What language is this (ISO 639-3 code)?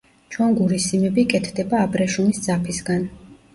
kat